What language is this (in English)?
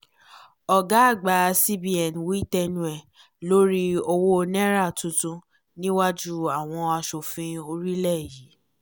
Yoruba